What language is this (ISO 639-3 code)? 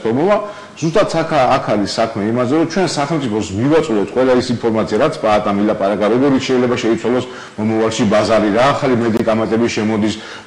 ron